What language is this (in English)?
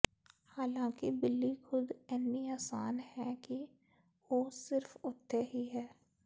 Punjabi